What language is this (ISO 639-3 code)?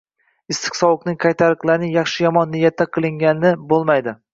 uzb